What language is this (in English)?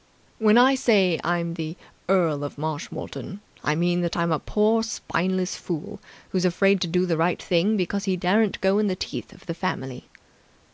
English